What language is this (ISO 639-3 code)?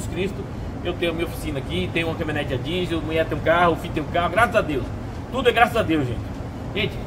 por